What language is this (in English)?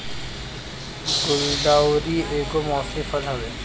Bhojpuri